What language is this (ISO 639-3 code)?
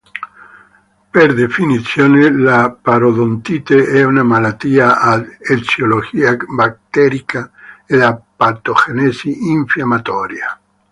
ita